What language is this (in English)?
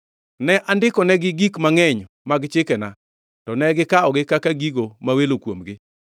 Luo (Kenya and Tanzania)